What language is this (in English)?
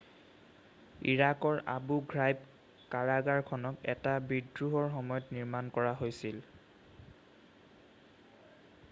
Assamese